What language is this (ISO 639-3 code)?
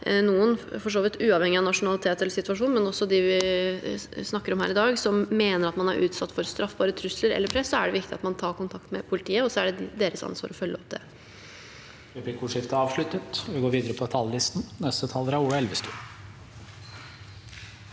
nor